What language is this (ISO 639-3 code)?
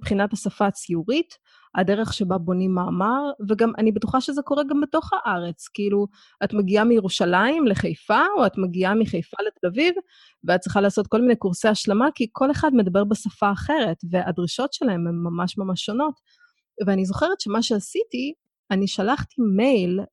heb